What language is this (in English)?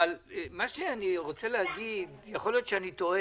Hebrew